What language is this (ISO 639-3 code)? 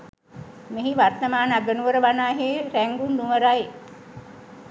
sin